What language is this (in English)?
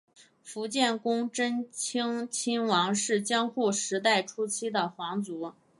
Chinese